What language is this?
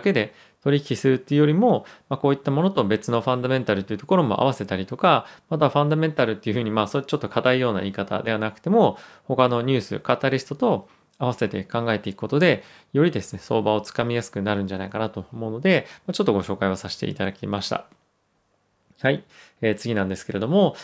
Japanese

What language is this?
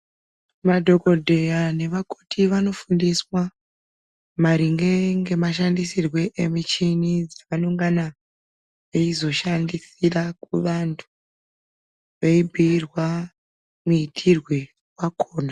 Ndau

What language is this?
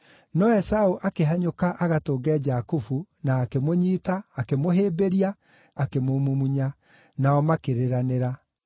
Kikuyu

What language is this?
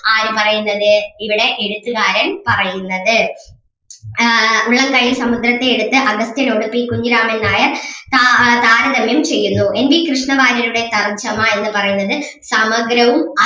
Malayalam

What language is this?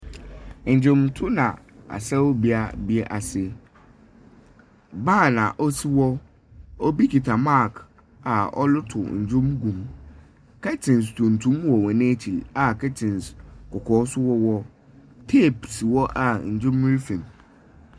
Akan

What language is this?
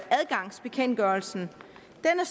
Danish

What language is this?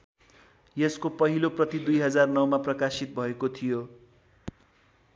Nepali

